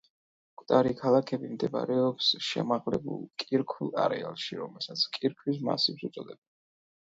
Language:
Georgian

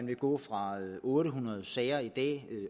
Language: Danish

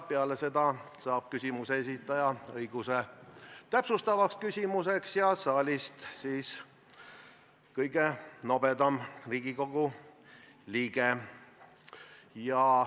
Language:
Estonian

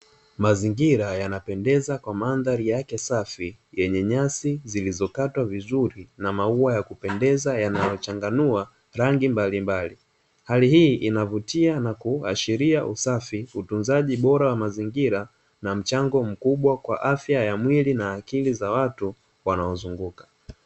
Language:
Swahili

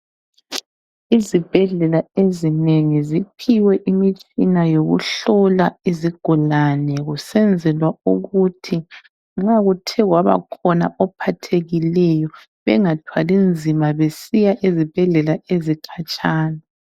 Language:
North Ndebele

